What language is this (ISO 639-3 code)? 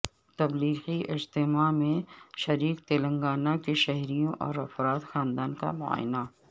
urd